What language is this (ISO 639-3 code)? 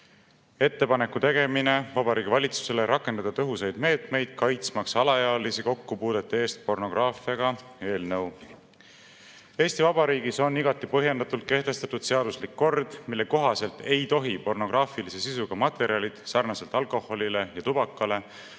est